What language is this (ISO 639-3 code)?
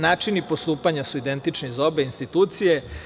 srp